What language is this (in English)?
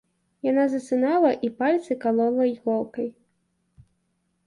Belarusian